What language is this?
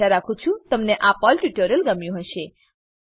Gujarati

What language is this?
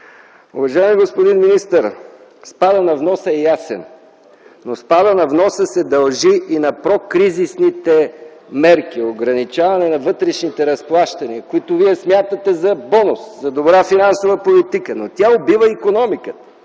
Bulgarian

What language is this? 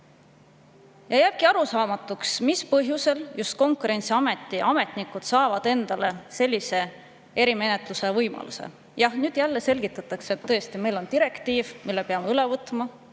Estonian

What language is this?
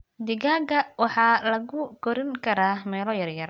Somali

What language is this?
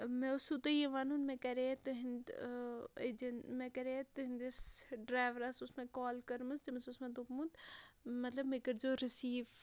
Kashmiri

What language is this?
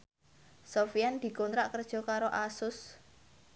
Javanese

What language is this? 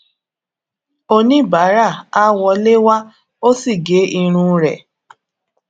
Yoruba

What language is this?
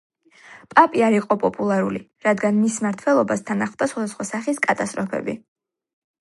Georgian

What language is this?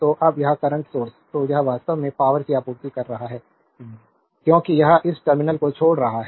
Hindi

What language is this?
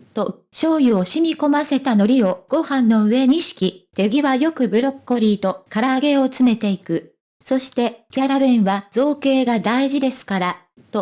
Japanese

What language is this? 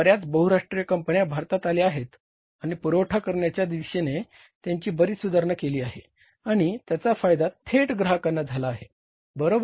Marathi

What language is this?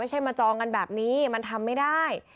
Thai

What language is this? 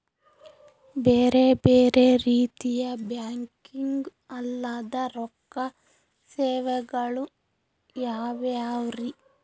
Kannada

